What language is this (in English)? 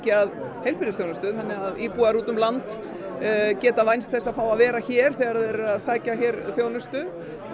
Icelandic